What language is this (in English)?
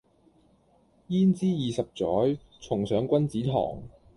Cantonese